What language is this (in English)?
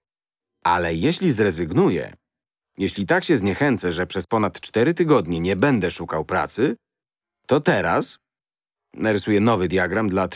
Polish